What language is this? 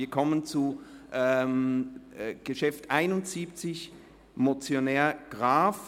Swiss German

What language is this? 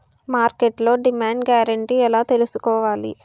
Telugu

